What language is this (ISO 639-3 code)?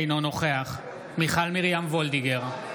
heb